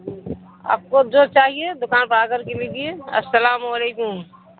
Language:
Urdu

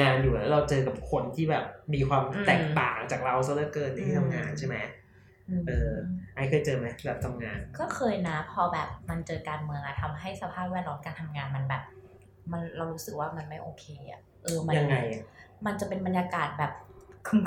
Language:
Thai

